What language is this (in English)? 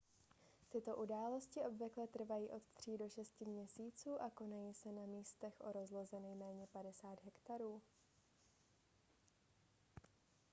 Czech